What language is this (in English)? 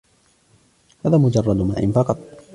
Arabic